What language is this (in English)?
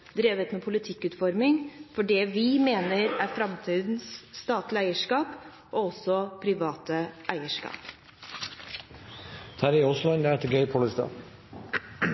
Norwegian Bokmål